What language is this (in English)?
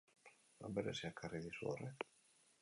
Basque